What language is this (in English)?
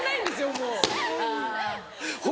Japanese